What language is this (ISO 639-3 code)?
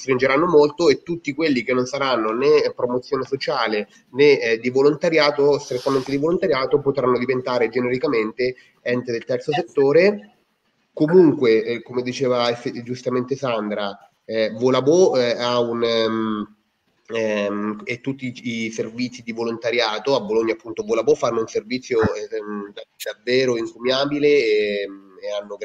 ita